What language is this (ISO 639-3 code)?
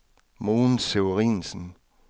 dan